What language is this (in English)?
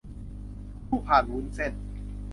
Thai